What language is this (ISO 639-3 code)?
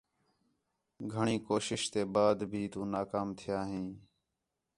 xhe